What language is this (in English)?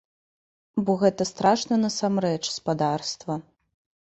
Belarusian